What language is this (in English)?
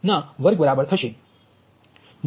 Gujarati